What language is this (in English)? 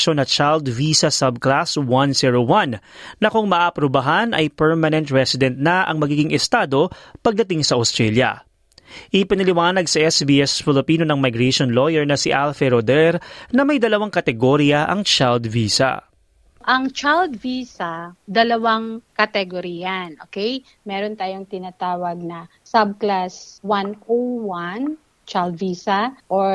Filipino